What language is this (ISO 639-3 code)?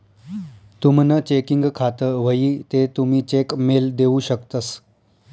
mar